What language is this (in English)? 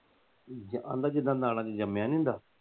Punjabi